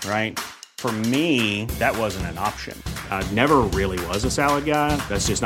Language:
Filipino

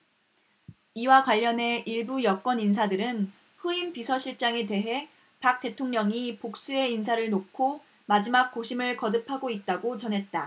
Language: Korean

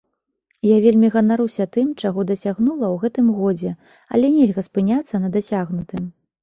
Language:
Belarusian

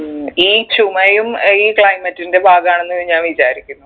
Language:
Malayalam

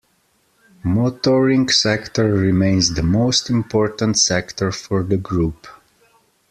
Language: English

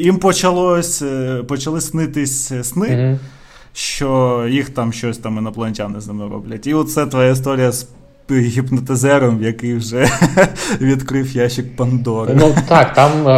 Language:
Ukrainian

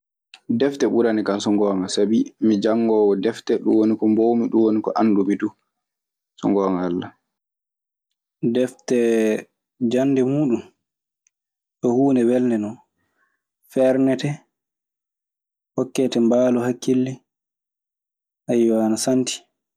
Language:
Maasina Fulfulde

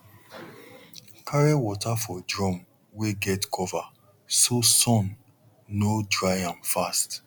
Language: Nigerian Pidgin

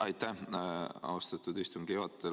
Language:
Estonian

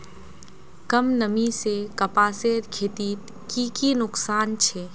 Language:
Magahi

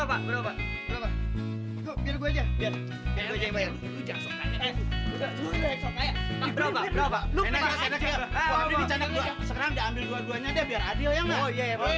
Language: Indonesian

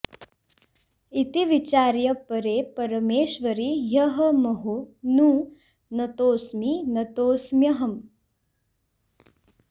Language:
Sanskrit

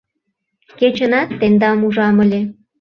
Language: Mari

